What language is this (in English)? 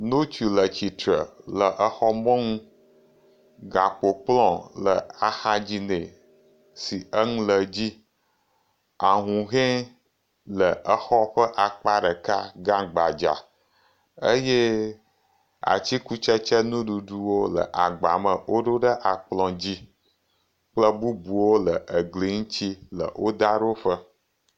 Ewe